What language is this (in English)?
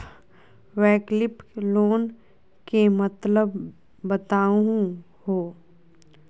Magahi